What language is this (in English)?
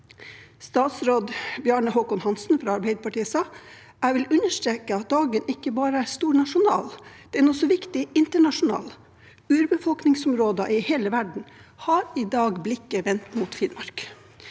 Norwegian